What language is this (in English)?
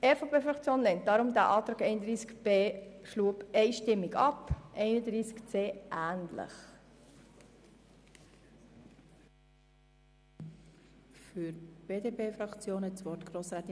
Swiss German